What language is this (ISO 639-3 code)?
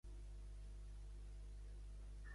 cat